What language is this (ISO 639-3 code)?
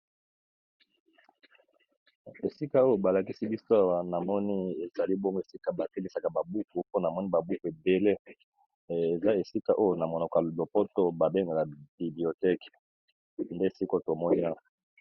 lin